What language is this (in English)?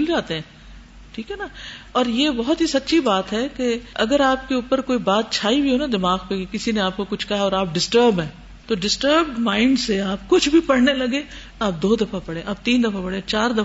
Urdu